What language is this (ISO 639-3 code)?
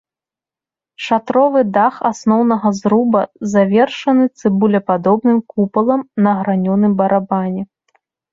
bel